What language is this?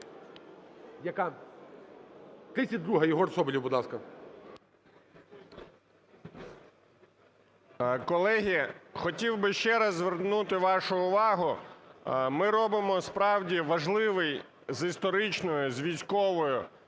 Ukrainian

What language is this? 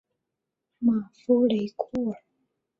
Chinese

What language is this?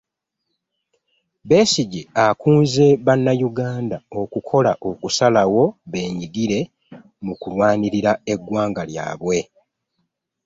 Ganda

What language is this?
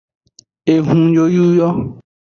Aja (Benin)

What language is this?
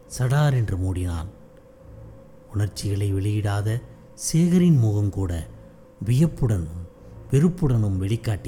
Tamil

